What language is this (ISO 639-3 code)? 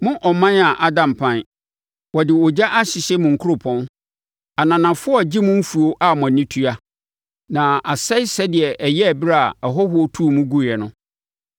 aka